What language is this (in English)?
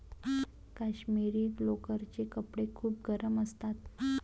Marathi